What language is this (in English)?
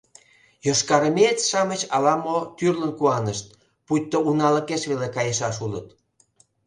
Mari